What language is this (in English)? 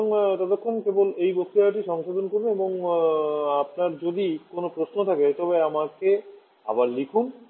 Bangla